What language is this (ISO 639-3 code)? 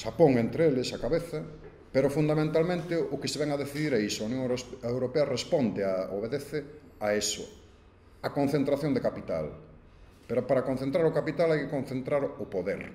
spa